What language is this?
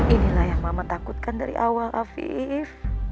Indonesian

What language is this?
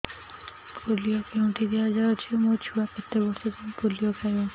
Odia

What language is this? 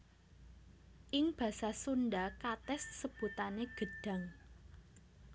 Javanese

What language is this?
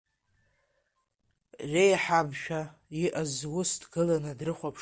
Abkhazian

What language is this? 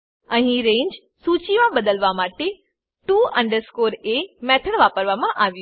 Gujarati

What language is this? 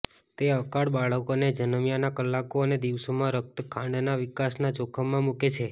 Gujarati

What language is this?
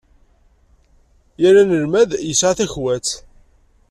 Kabyle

